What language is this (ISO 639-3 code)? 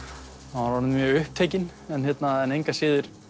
isl